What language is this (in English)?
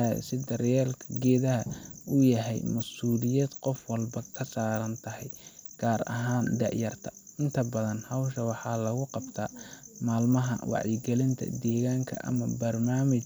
Somali